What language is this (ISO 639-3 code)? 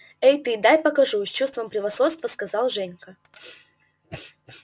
rus